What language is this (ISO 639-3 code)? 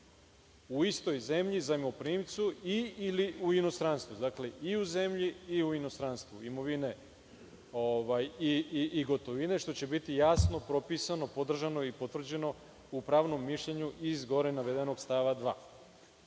srp